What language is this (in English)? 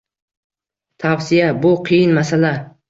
Uzbek